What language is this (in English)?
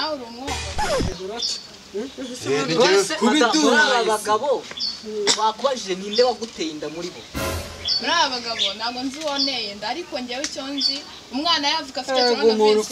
Arabic